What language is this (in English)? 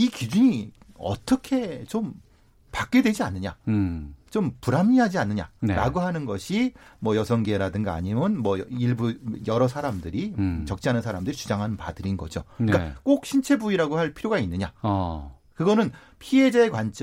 Korean